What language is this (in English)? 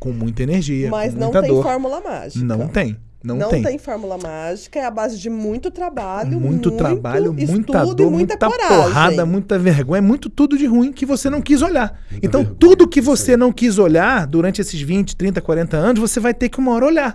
Portuguese